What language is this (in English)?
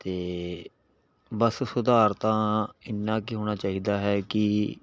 Punjabi